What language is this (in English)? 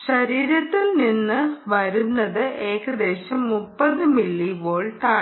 Malayalam